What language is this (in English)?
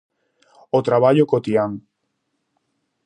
Galician